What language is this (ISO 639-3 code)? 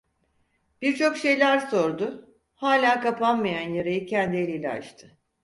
tur